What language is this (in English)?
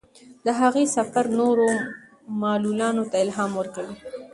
Pashto